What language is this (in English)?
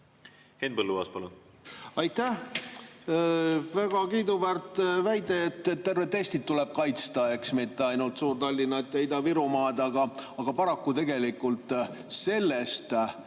Estonian